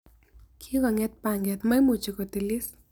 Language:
Kalenjin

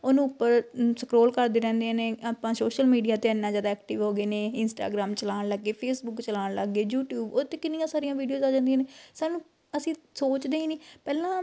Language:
Punjabi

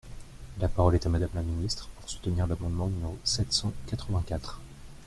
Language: French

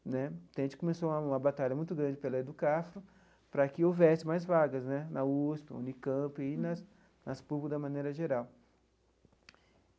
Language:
Portuguese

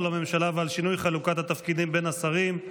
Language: Hebrew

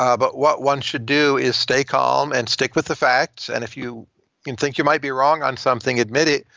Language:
English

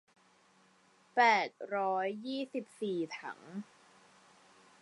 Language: Thai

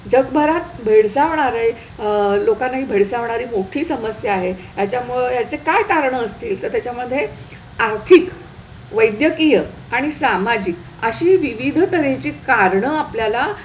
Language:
Marathi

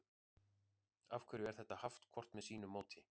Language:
Icelandic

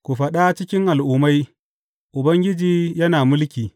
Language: Hausa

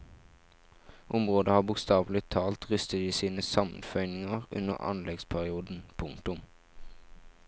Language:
Norwegian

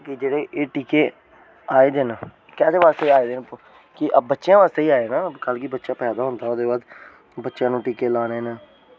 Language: Dogri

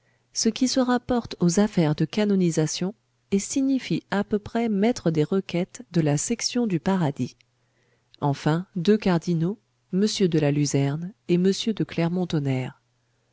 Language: French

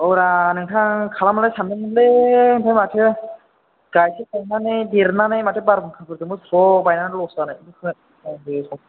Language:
Bodo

